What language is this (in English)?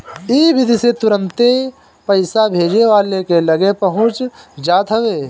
Bhojpuri